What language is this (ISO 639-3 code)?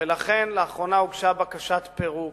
heb